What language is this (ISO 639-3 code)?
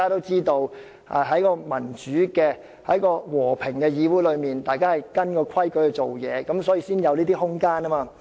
yue